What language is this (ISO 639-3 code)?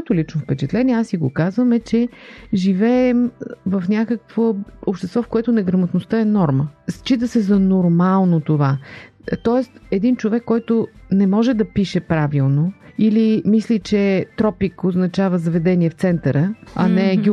bul